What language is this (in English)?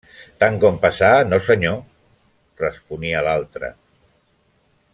Catalan